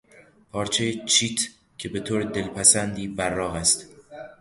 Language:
Persian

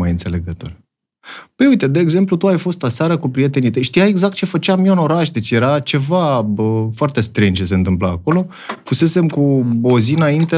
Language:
Romanian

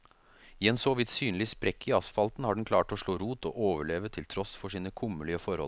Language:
Norwegian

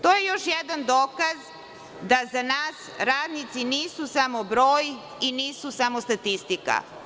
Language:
Serbian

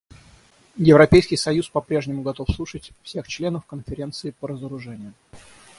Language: Russian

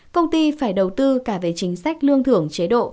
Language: Vietnamese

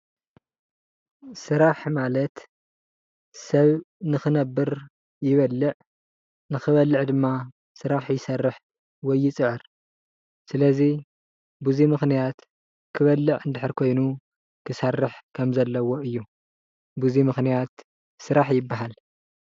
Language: Tigrinya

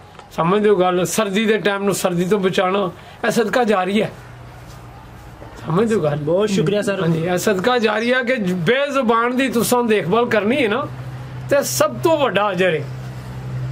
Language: Punjabi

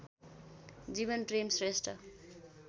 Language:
Nepali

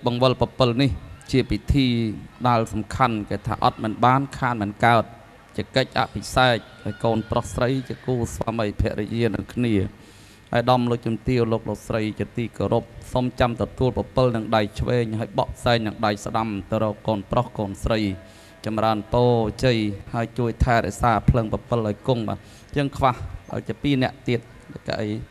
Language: Thai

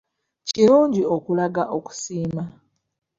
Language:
Ganda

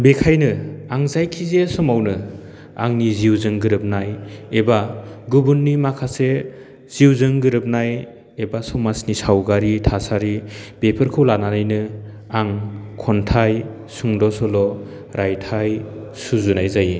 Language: Bodo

